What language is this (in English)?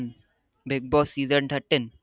Gujarati